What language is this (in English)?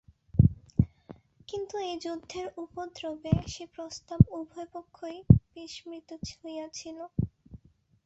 Bangla